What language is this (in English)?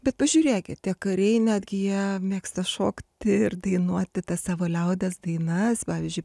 Lithuanian